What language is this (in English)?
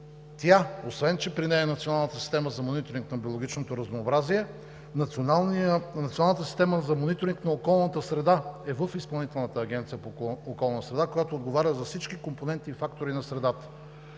Bulgarian